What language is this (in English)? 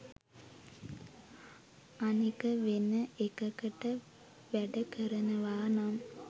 Sinhala